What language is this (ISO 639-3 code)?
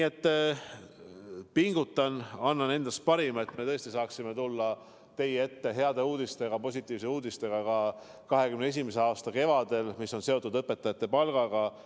est